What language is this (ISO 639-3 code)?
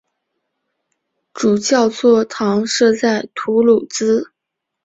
zho